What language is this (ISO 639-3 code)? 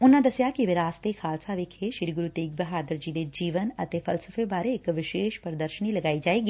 pan